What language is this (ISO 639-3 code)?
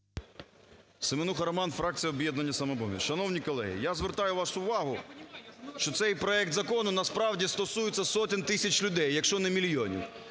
ukr